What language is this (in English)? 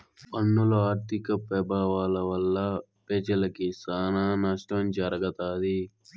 Telugu